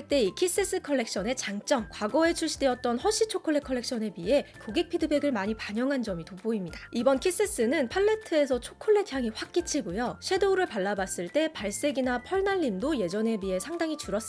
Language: Korean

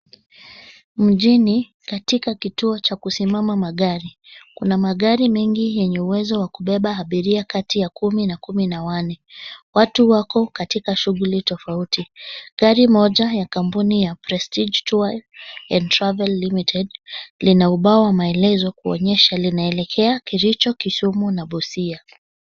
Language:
Swahili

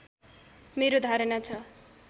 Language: Nepali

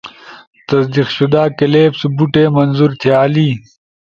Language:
Ushojo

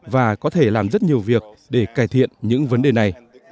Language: Vietnamese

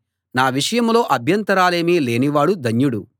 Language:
Telugu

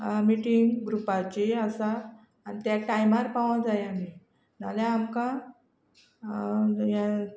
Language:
Konkani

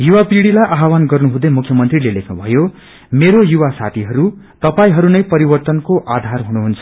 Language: Nepali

